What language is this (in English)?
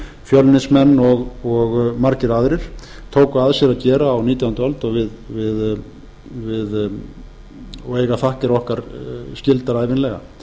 Icelandic